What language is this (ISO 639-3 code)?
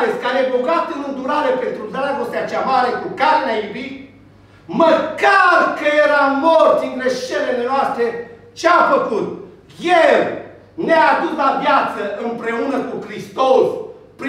ron